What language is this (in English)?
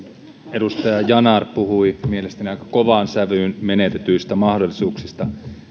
Finnish